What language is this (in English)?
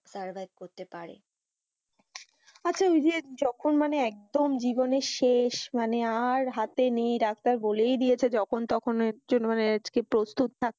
Bangla